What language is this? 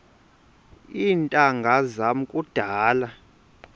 Xhosa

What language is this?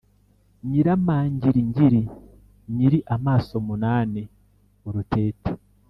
Kinyarwanda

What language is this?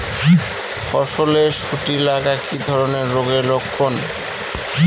Bangla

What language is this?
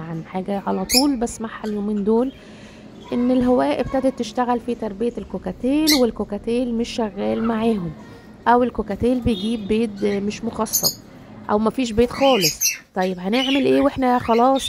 Arabic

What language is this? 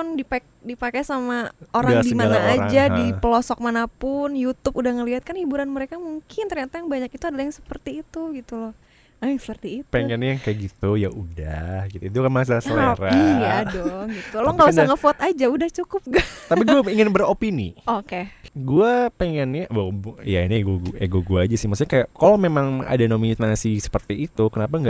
Indonesian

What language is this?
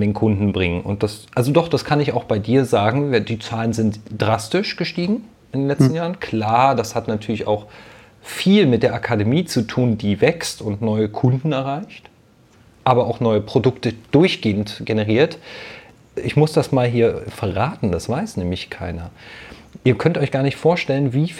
German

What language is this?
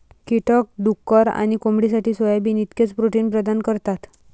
Marathi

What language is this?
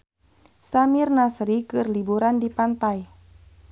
Sundanese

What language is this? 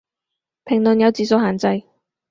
Cantonese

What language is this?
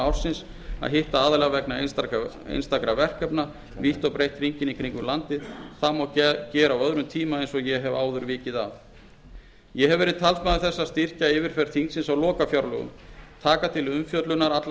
Icelandic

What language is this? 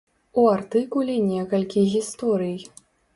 Belarusian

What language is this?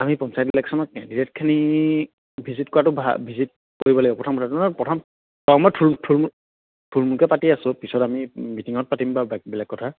Assamese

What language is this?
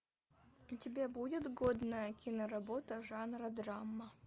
Russian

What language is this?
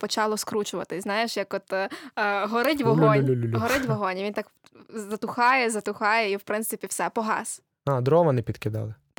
Ukrainian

